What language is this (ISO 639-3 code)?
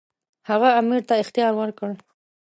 pus